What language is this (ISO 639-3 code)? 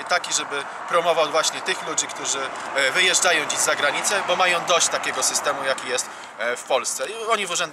pol